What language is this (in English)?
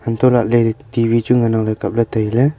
Wancho Naga